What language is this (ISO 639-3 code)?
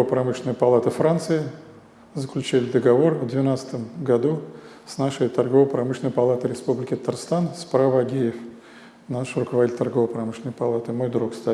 rus